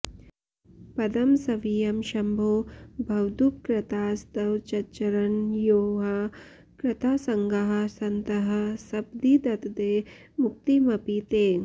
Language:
Sanskrit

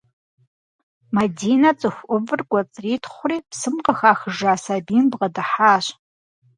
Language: Kabardian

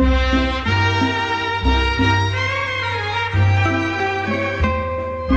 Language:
Korean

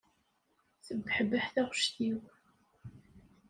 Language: Kabyle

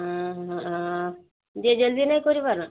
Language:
Odia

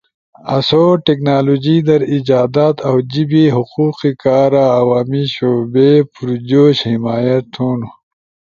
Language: Ushojo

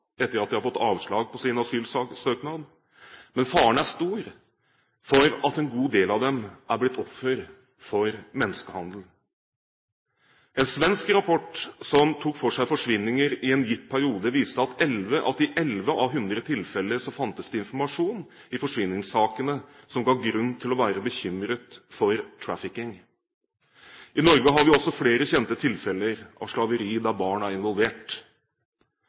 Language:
Norwegian Bokmål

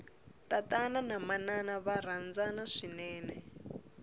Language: Tsonga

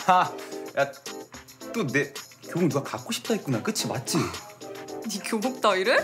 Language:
Korean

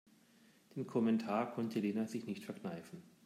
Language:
German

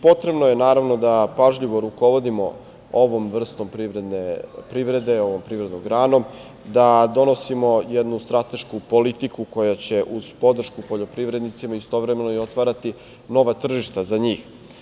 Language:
Serbian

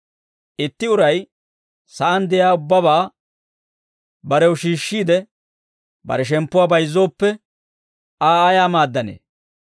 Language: Dawro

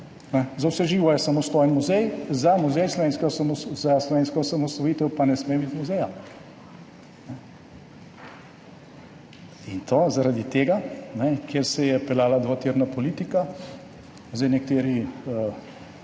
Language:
Slovenian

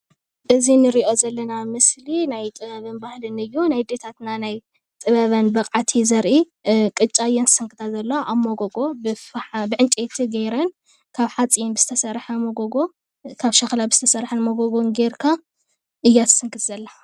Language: Tigrinya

